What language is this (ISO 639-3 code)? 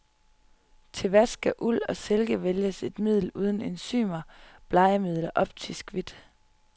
dan